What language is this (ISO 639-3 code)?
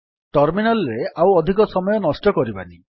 ori